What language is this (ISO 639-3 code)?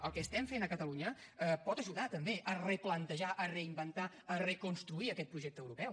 cat